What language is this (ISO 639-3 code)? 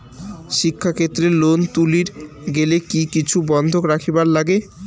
ben